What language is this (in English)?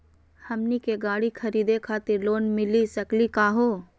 Magahi